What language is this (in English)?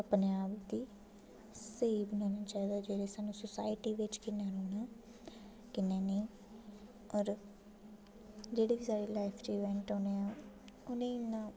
Dogri